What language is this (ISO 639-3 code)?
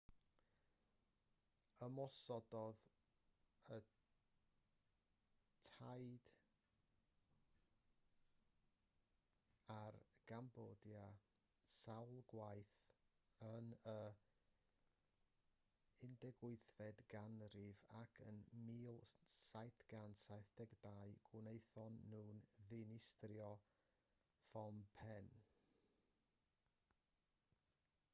cym